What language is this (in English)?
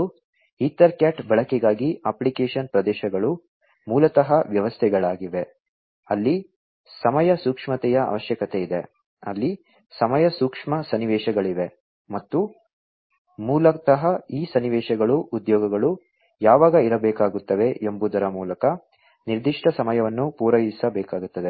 Kannada